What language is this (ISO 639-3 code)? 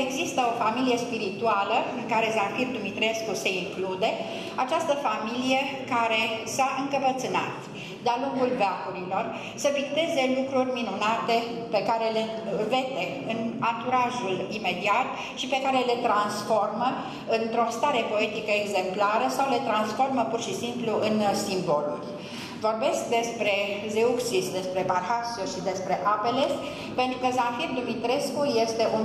ron